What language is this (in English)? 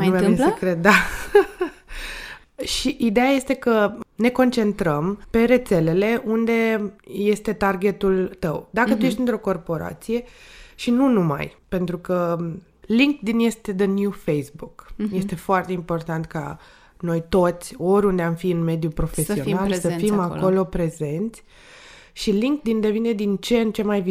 Romanian